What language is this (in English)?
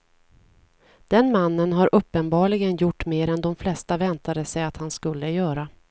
Swedish